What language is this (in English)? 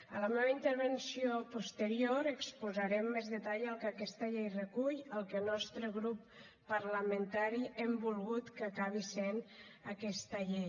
Catalan